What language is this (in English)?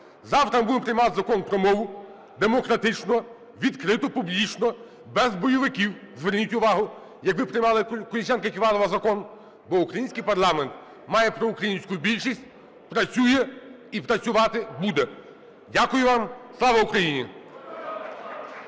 Ukrainian